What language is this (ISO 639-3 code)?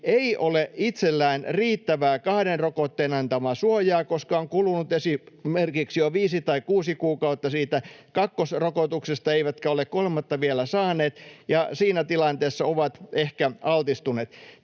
fin